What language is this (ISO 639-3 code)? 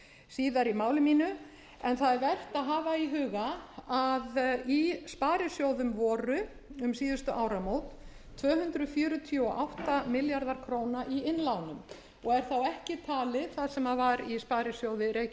isl